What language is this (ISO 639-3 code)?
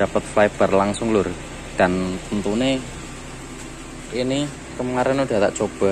ind